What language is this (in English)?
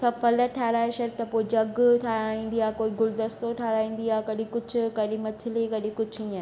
Sindhi